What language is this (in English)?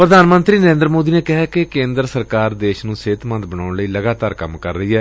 Punjabi